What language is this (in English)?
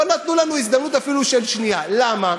Hebrew